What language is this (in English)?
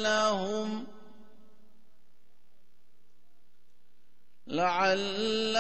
Urdu